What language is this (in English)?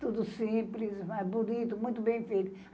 Portuguese